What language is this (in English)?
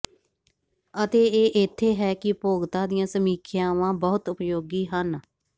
Punjabi